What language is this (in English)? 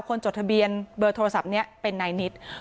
Thai